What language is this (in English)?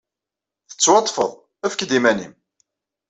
Kabyle